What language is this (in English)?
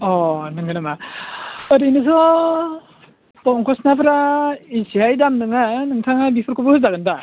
Bodo